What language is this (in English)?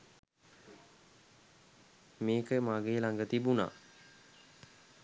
Sinhala